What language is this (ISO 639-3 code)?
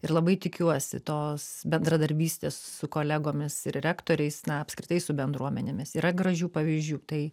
lit